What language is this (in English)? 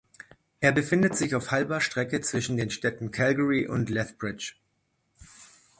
German